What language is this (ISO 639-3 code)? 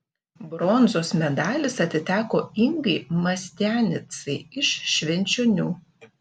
lit